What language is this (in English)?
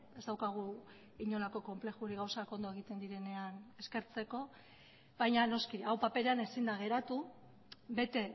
Basque